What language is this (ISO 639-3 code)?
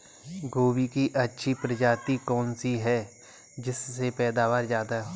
hin